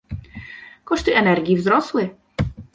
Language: Polish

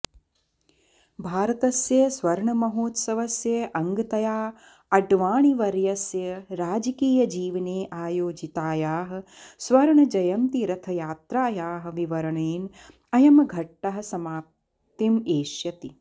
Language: Sanskrit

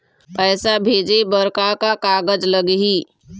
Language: Chhattisgarhi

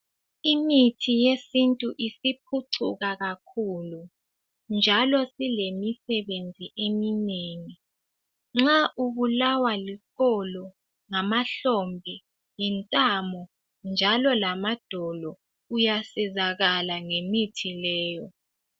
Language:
North Ndebele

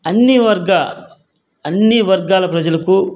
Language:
Telugu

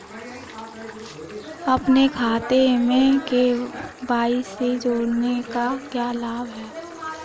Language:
Hindi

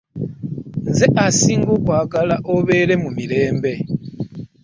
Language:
Ganda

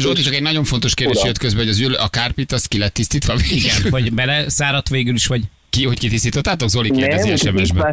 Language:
Hungarian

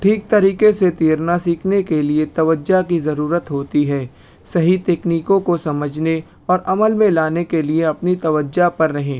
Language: Urdu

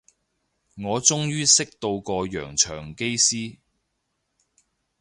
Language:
Cantonese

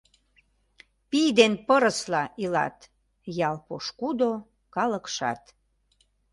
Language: Mari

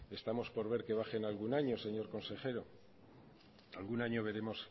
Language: Spanish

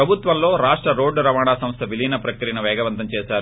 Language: Telugu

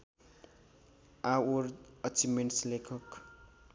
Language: Nepali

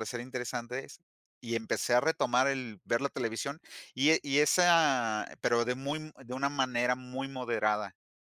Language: Spanish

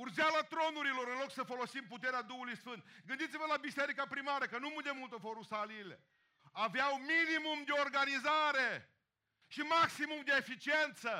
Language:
Romanian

